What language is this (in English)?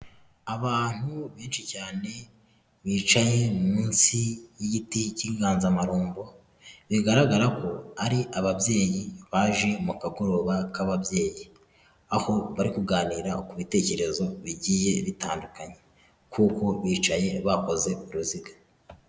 Kinyarwanda